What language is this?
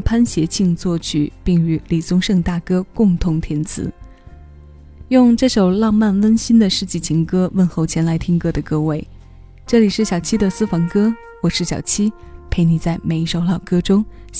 Chinese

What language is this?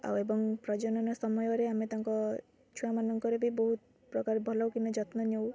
Odia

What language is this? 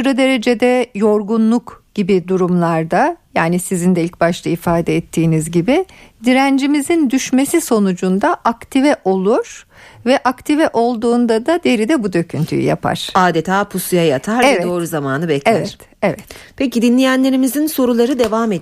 Turkish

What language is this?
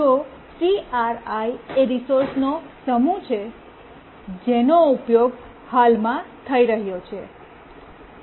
Gujarati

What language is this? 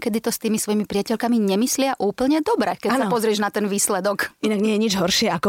Slovak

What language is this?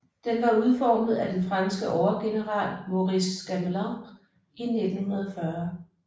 Danish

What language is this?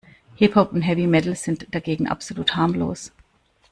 German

